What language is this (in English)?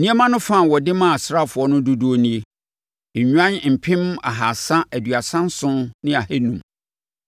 Akan